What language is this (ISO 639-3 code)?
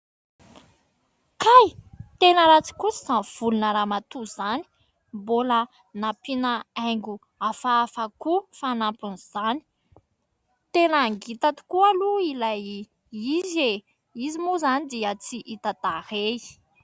mlg